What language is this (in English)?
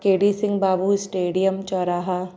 Sindhi